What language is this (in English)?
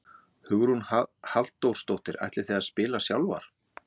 Icelandic